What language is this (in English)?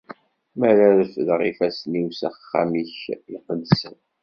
Kabyle